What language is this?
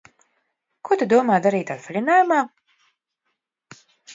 Latvian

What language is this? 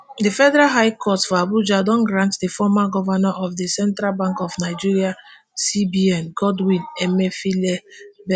Nigerian Pidgin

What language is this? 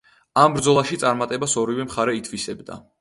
Georgian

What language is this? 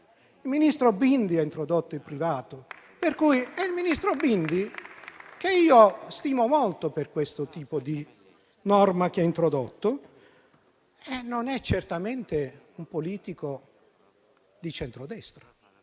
Italian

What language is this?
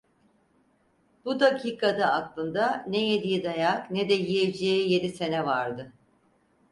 Turkish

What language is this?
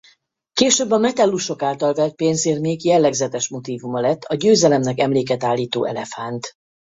Hungarian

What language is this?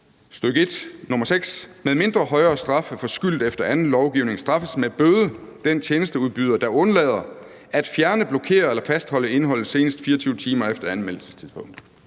Danish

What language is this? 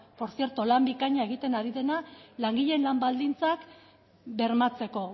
Basque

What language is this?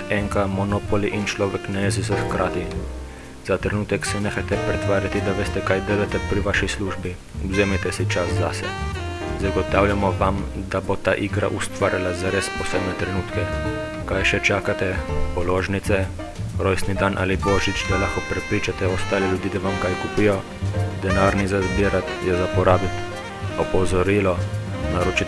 Slovenian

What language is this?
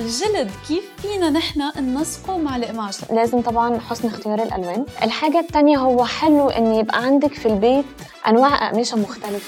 Arabic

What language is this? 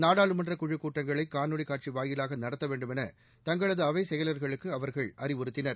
Tamil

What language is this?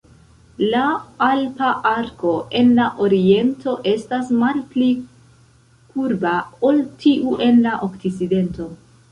Esperanto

